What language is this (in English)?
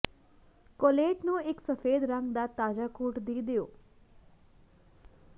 Punjabi